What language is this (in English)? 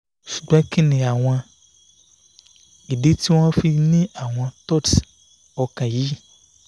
Yoruba